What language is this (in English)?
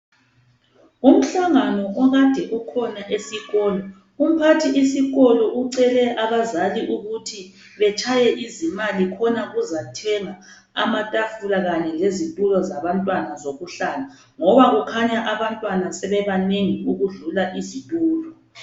North Ndebele